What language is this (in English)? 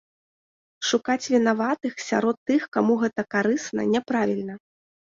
Belarusian